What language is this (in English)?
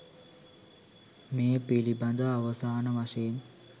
Sinhala